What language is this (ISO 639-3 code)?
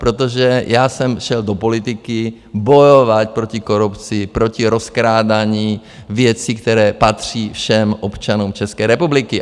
ces